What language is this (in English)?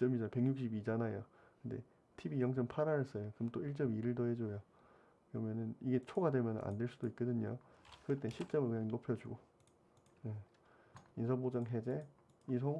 Korean